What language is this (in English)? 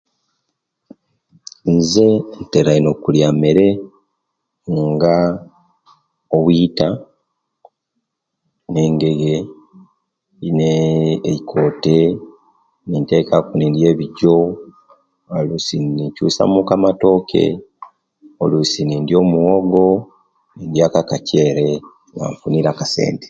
Kenyi